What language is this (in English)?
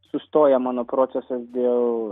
Lithuanian